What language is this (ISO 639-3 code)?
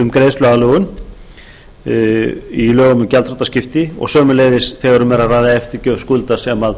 isl